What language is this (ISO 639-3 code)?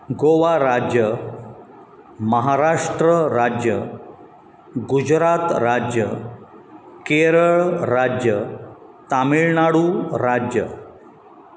kok